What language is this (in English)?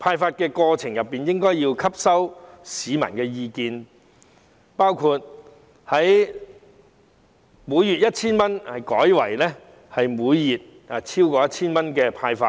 Cantonese